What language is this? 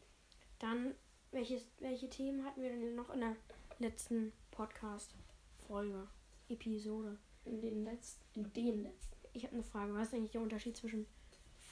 German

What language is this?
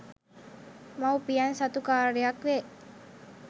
Sinhala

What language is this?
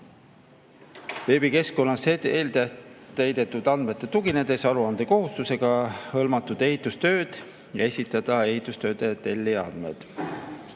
Estonian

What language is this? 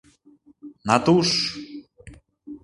Mari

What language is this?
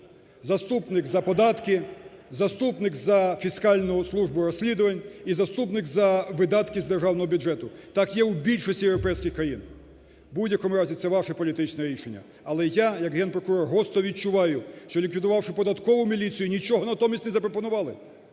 Ukrainian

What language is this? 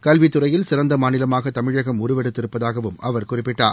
Tamil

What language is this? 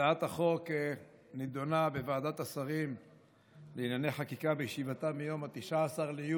Hebrew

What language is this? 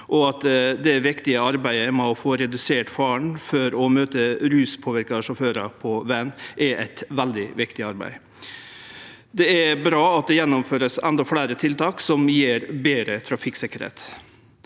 Norwegian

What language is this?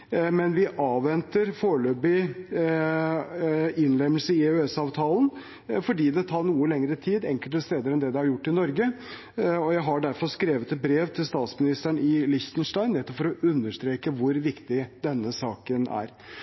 Norwegian Bokmål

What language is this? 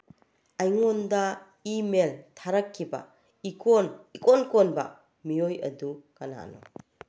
Manipuri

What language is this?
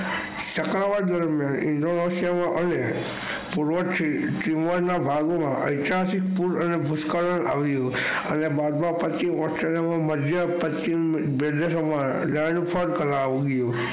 Gujarati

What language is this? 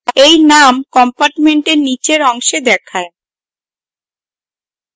Bangla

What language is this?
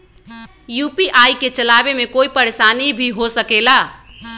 Magahi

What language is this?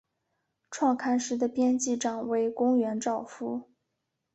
Chinese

